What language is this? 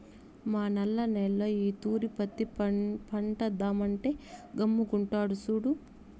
Telugu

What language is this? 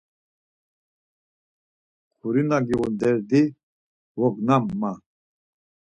Laz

